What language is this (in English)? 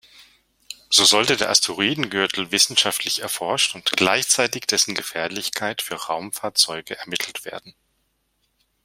German